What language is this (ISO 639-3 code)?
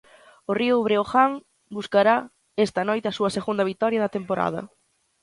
glg